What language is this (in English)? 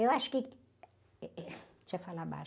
Portuguese